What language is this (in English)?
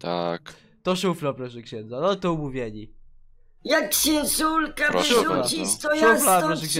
Polish